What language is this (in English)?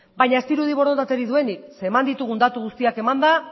Basque